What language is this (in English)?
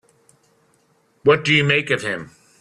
English